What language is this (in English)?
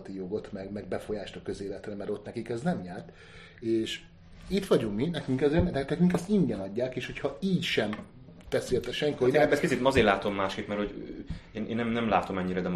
Hungarian